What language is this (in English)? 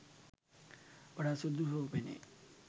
Sinhala